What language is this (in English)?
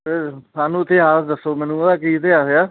Punjabi